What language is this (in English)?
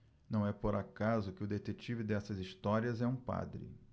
Portuguese